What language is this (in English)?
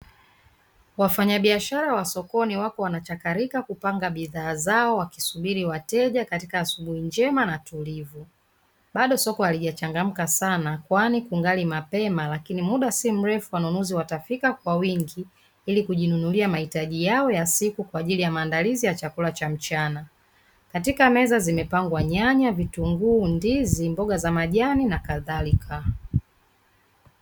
Swahili